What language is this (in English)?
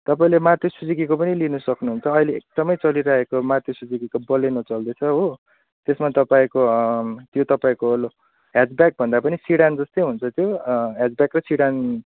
Nepali